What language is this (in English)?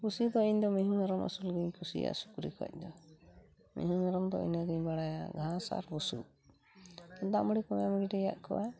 Santali